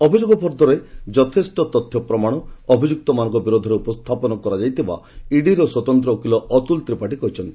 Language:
Odia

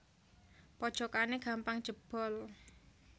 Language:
Javanese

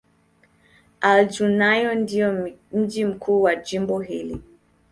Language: Swahili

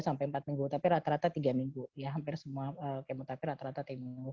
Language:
Indonesian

